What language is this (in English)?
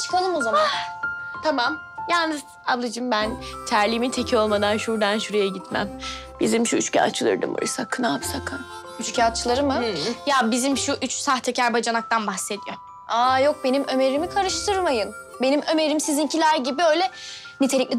Turkish